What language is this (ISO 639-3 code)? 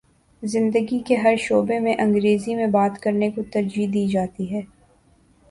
urd